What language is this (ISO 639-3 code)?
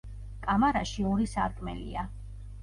kat